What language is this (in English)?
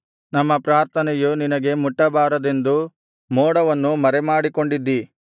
Kannada